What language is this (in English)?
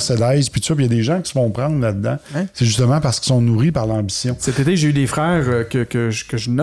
French